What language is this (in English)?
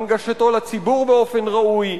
Hebrew